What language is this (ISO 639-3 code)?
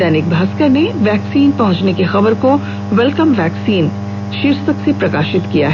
hin